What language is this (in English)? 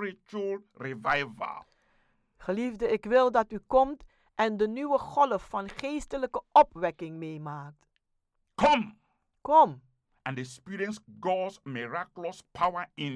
Dutch